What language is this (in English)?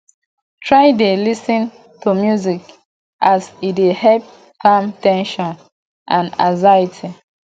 Nigerian Pidgin